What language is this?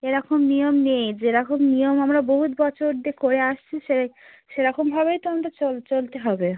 Bangla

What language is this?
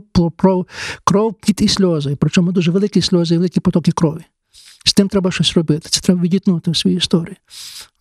Ukrainian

